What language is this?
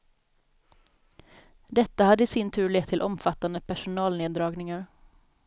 Swedish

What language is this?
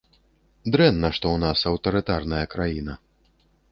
Belarusian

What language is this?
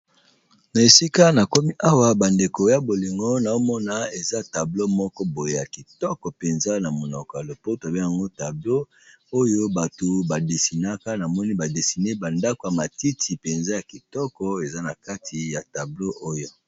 Lingala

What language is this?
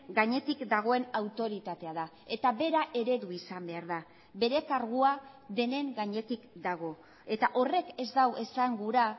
Basque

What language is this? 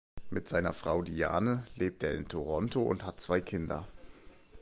German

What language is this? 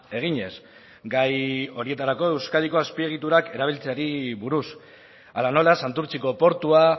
Basque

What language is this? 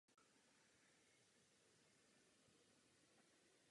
Czech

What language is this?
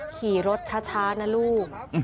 Thai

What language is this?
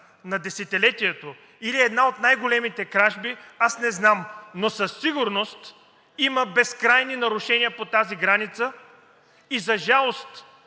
Bulgarian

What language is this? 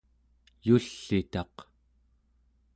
Central Yupik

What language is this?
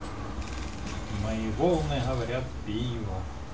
Russian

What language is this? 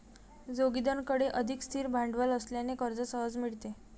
Marathi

